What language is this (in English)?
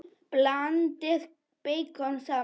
Icelandic